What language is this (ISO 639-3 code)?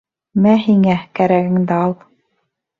bak